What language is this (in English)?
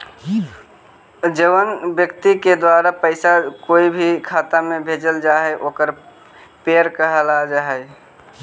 Magahi